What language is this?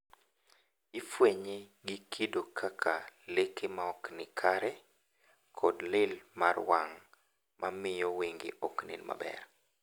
Luo (Kenya and Tanzania)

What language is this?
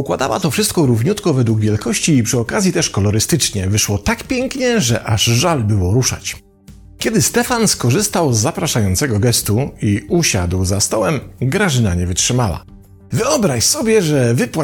Polish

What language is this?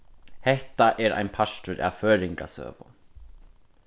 Faroese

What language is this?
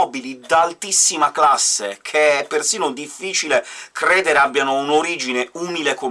Italian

